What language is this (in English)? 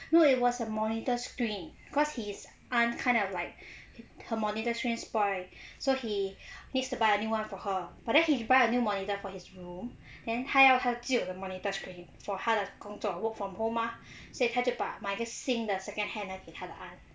English